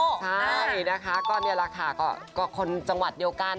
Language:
Thai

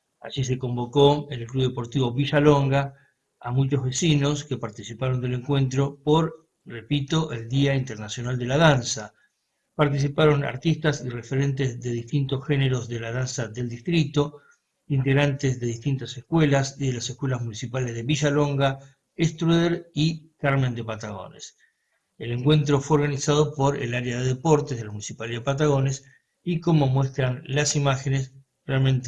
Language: Spanish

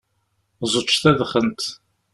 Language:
Kabyle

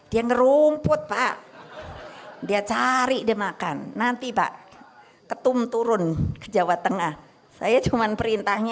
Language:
Indonesian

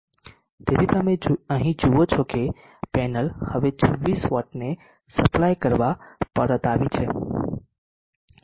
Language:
Gujarati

